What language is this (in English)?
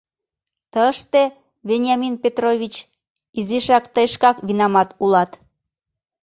Mari